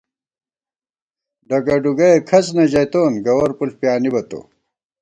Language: Gawar-Bati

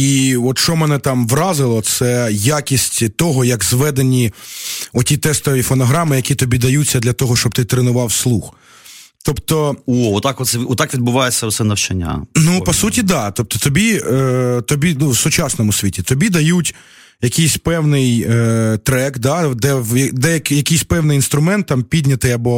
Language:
Ukrainian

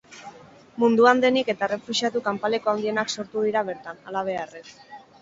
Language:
Basque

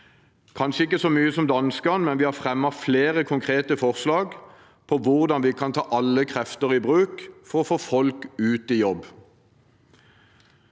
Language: Norwegian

